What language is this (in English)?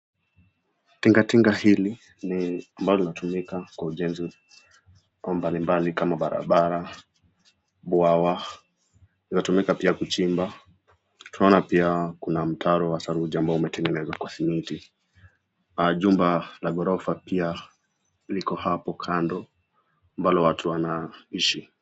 Swahili